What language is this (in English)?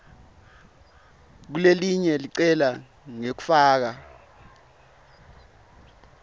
Swati